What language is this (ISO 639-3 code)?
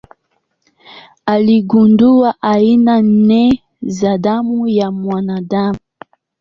swa